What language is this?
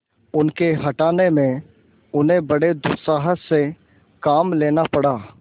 Hindi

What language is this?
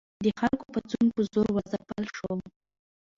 Pashto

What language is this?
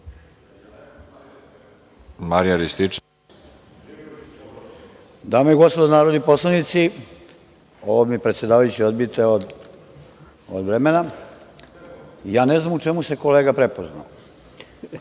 Serbian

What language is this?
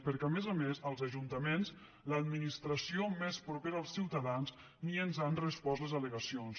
Catalan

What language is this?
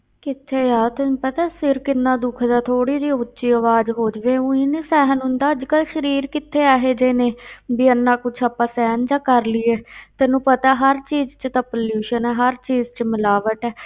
Punjabi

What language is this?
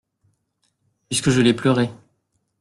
French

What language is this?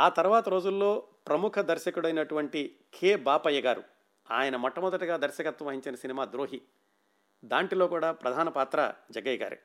Telugu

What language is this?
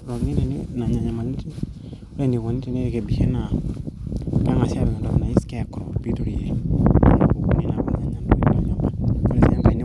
Masai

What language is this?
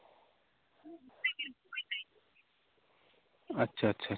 Santali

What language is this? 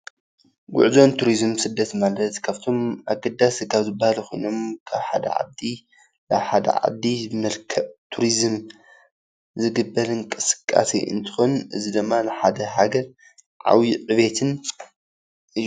Tigrinya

